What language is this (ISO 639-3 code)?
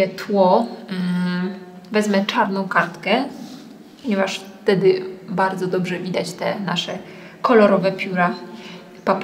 pol